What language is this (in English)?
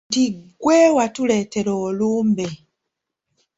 Ganda